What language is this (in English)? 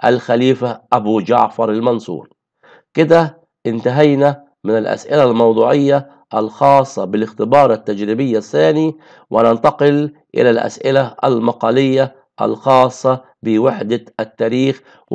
Arabic